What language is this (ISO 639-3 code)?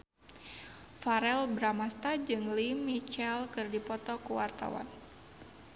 sun